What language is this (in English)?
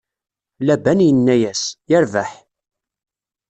Kabyle